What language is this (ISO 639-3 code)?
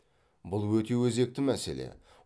kaz